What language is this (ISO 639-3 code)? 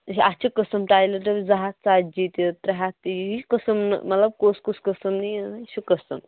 kas